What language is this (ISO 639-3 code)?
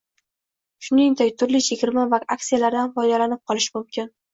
uzb